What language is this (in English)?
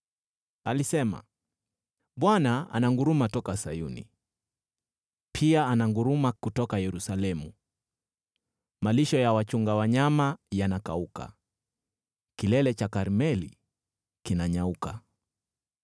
Swahili